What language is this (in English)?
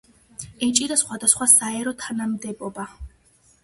Georgian